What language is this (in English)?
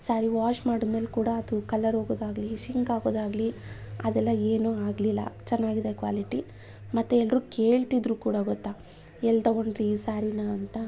Kannada